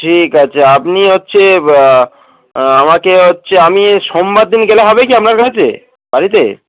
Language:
Bangla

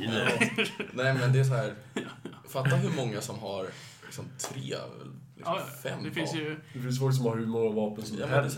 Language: Swedish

